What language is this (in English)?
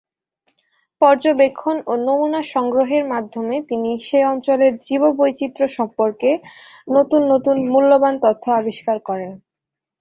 Bangla